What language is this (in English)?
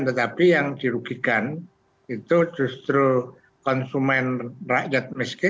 Indonesian